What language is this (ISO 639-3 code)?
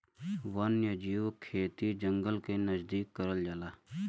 bho